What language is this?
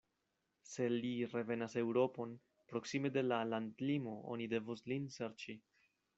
Esperanto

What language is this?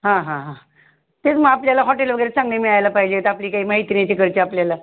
Marathi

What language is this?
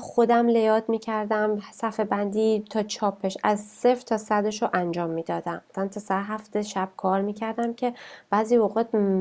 Persian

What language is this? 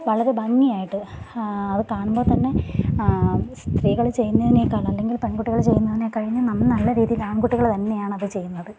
Malayalam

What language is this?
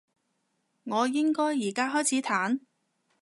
Cantonese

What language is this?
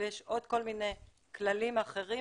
Hebrew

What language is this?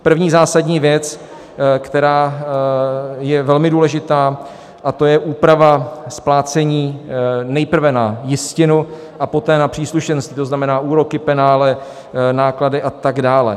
Czech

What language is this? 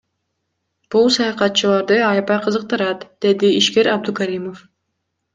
Kyrgyz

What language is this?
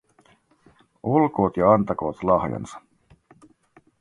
Finnish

